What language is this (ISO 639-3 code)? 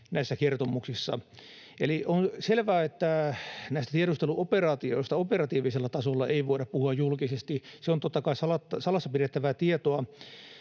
fin